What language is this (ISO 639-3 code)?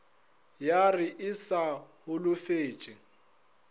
nso